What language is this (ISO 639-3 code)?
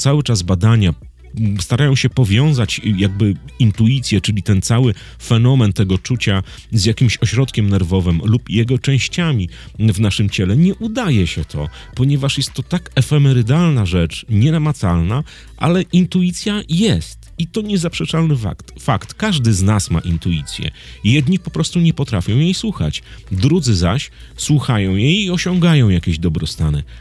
pol